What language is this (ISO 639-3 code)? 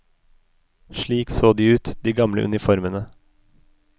nor